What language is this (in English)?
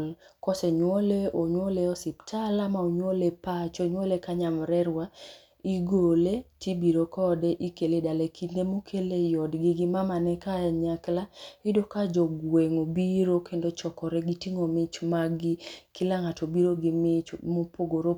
Luo (Kenya and Tanzania)